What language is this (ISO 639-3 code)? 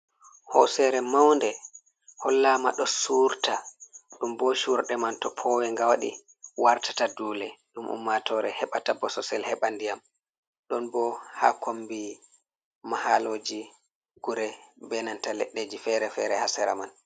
ful